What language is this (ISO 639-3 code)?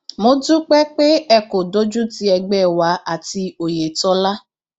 yor